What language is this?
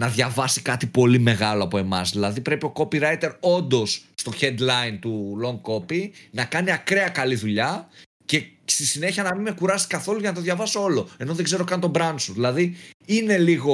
Greek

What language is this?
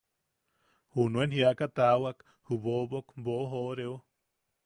Yaqui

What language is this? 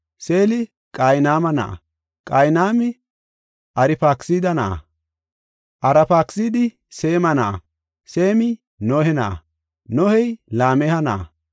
Gofa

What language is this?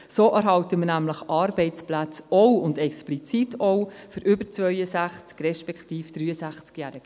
Swiss German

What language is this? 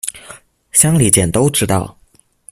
Chinese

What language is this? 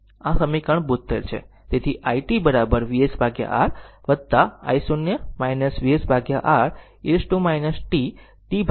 Gujarati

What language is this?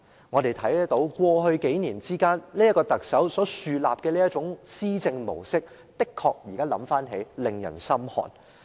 Cantonese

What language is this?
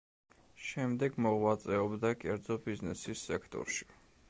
Georgian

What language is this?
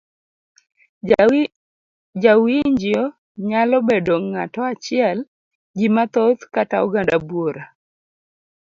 Luo (Kenya and Tanzania)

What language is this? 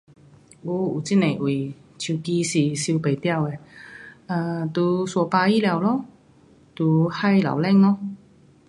Pu-Xian Chinese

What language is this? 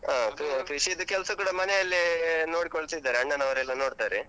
Kannada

